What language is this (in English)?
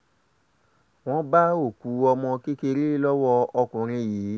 Yoruba